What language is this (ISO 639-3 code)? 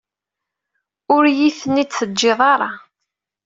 kab